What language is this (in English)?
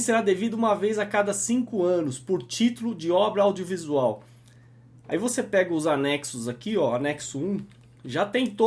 Portuguese